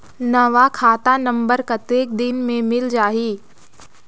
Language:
Chhattisgarhi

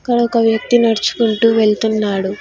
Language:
Telugu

